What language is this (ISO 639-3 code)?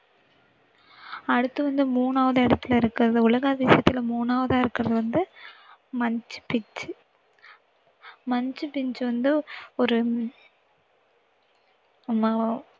tam